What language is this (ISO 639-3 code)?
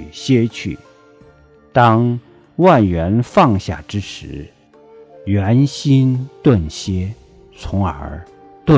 zho